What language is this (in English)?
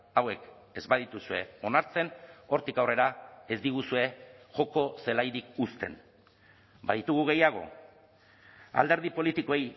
Basque